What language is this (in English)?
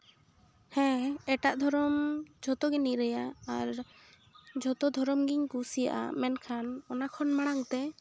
Santali